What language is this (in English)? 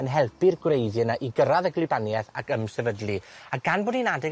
Welsh